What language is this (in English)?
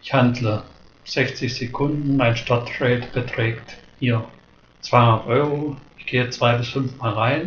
German